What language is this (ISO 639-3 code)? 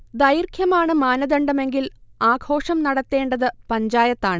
mal